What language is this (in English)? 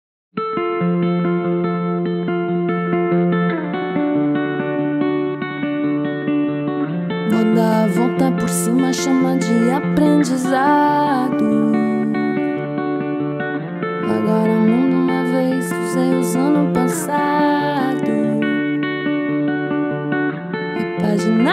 Romanian